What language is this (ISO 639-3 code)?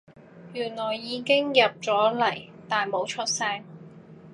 yue